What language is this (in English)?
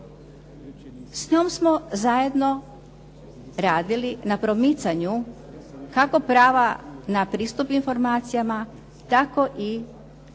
Croatian